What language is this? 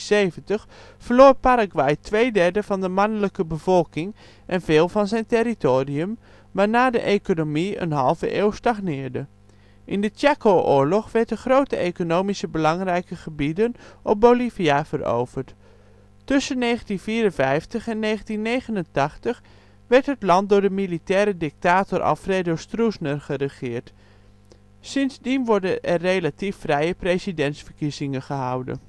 Dutch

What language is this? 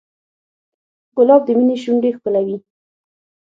Pashto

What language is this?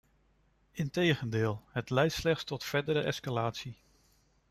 Dutch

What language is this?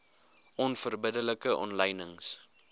Afrikaans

